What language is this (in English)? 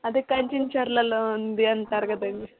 Telugu